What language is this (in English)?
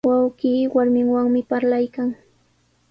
Sihuas Ancash Quechua